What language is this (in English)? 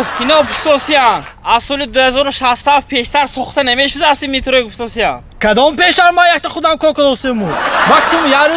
Tajik